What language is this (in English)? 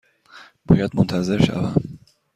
Persian